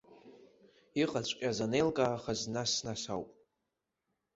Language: Abkhazian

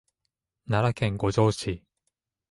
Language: Japanese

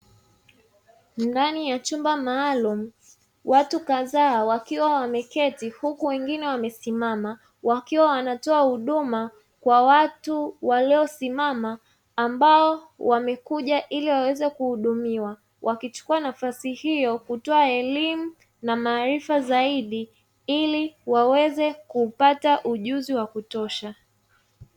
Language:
Swahili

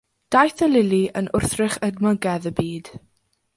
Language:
Welsh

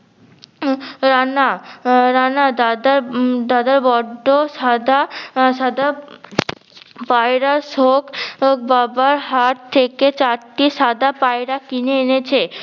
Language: Bangla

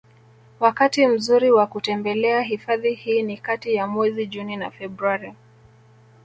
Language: Swahili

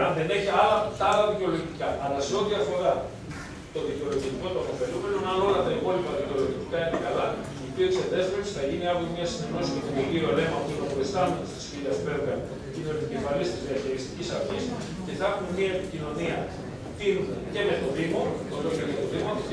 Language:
Greek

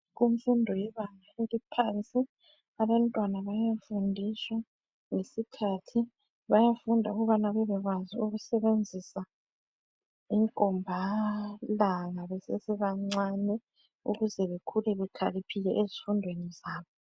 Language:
North Ndebele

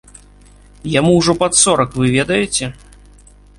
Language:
Belarusian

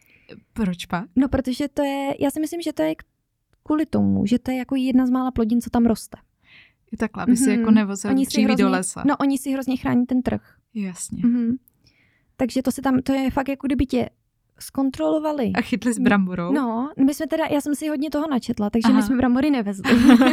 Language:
Czech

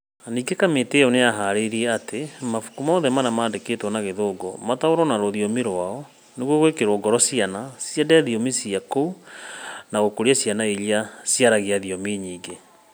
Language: Kikuyu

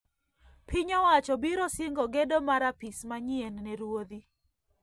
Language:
Luo (Kenya and Tanzania)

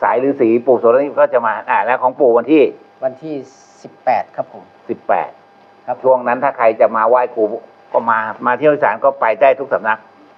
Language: Thai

